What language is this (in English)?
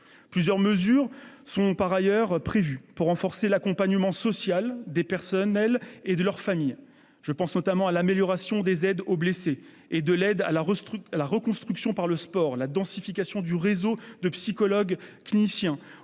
French